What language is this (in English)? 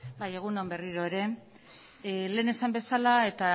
Basque